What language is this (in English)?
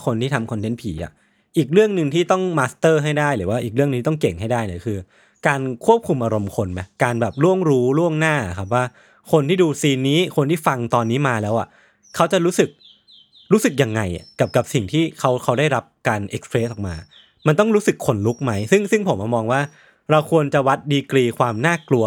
Thai